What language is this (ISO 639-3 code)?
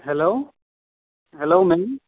brx